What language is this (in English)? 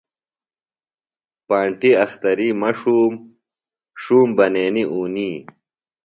Phalura